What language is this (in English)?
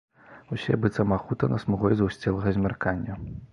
Belarusian